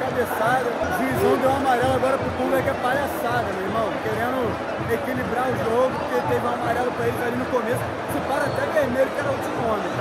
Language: Portuguese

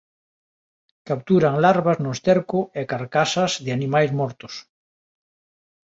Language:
Galician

